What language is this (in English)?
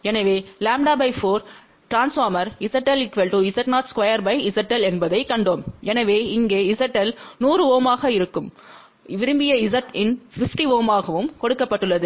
Tamil